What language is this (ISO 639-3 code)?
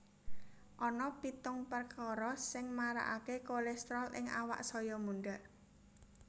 jav